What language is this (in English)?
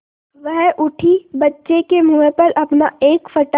Hindi